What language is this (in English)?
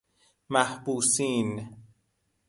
Persian